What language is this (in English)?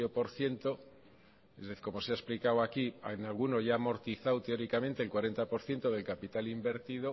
Spanish